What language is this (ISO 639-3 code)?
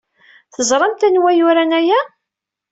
kab